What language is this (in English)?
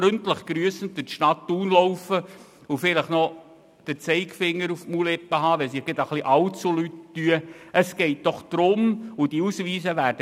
Swiss German